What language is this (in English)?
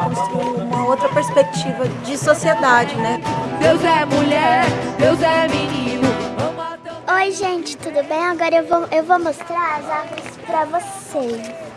Portuguese